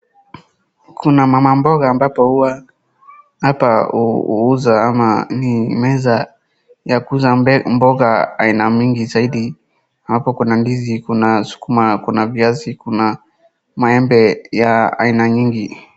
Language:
Swahili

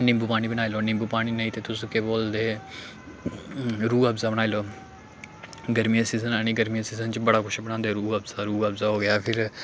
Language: Dogri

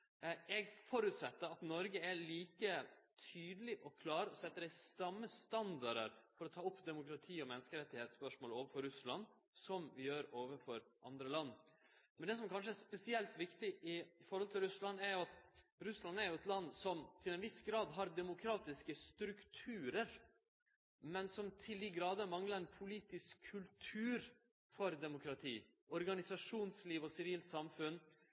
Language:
Norwegian Nynorsk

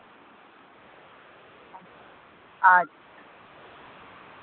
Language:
Santali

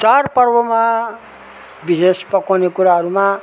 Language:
Nepali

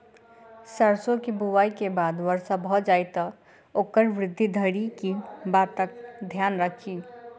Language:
Maithili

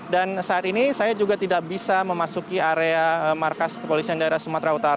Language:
Indonesian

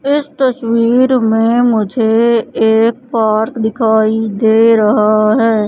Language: Hindi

